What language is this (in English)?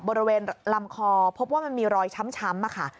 Thai